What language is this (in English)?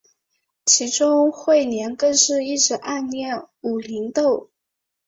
Chinese